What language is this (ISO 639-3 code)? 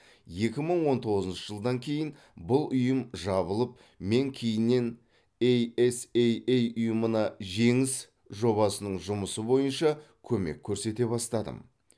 kaz